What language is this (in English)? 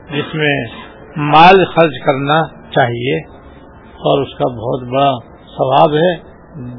Urdu